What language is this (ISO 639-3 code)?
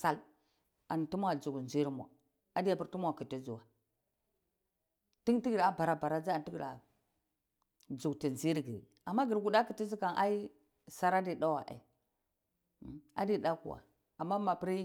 ckl